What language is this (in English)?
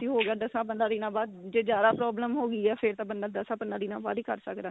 Punjabi